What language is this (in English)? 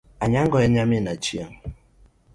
Luo (Kenya and Tanzania)